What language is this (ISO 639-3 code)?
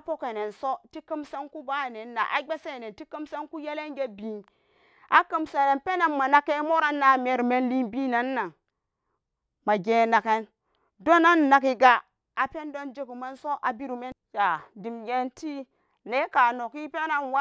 ccg